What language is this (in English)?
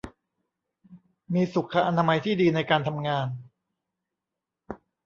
Thai